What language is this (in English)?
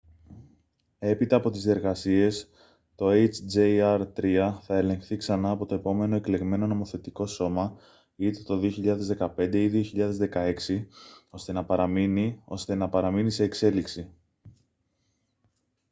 Greek